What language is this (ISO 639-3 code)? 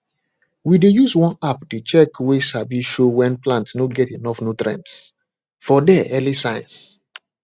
pcm